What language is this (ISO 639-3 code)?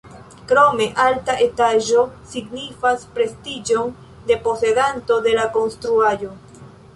epo